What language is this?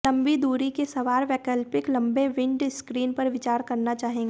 Hindi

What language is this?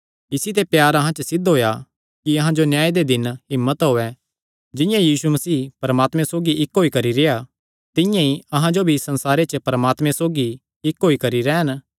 Kangri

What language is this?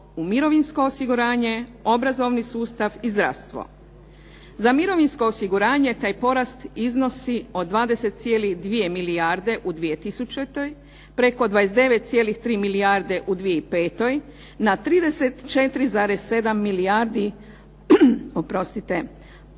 Croatian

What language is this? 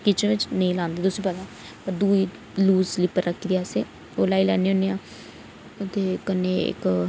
Dogri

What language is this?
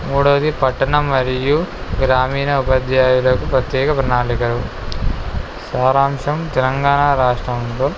Telugu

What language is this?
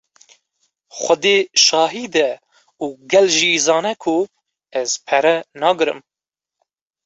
Kurdish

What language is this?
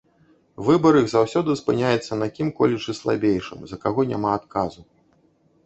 Belarusian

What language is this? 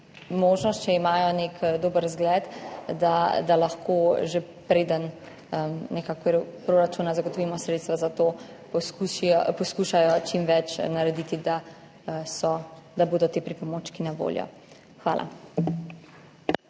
Slovenian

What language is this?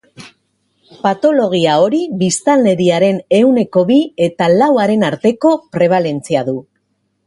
Basque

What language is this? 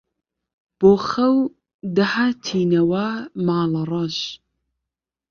Central Kurdish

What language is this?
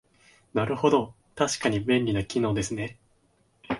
Japanese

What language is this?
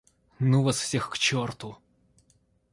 Russian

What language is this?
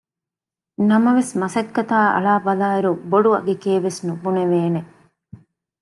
Divehi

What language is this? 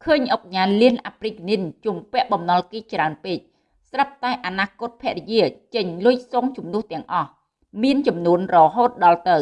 Vietnamese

